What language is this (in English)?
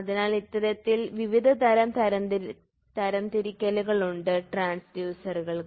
Malayalam